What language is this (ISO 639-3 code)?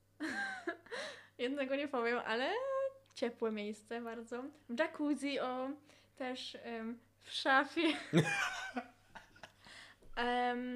pol